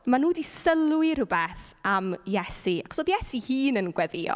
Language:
Welsh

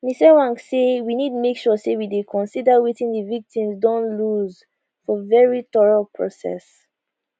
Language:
Nigerian Pidgin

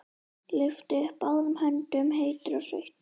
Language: Icelandic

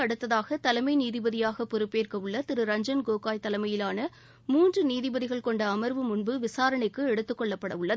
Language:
Tamil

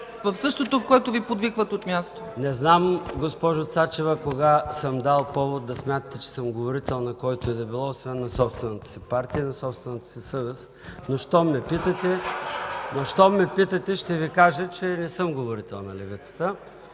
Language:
Bulgarian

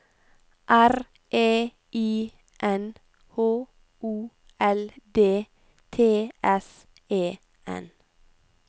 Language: Norwegian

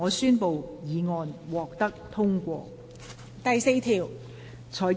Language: Cantonese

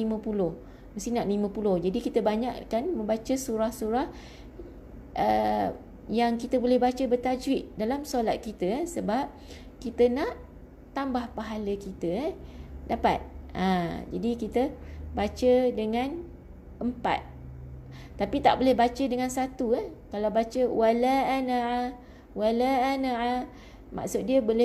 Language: Malay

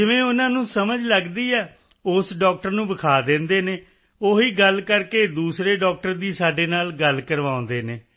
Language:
Punjabi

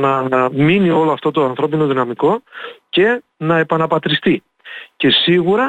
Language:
Greek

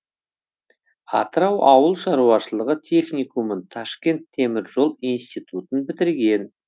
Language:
Kazakh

